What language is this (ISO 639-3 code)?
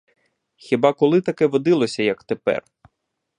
ukr